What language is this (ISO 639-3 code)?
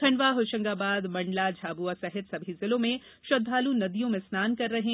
hin